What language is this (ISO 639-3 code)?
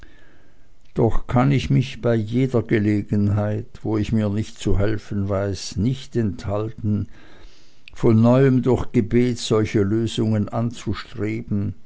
deu